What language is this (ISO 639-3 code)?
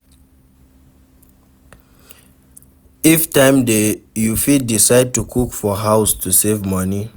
pcm